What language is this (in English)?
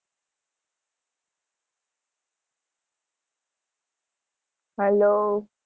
Gujarati